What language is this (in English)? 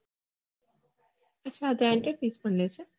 Gujarati